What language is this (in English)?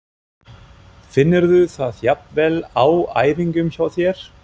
Icelandic